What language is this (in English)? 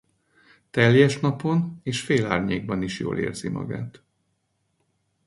Hungarian